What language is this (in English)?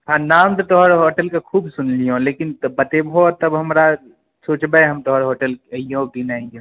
Maithili